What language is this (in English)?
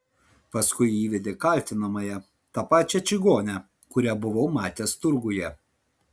Lithuanian